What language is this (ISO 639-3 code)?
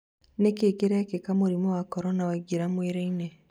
kik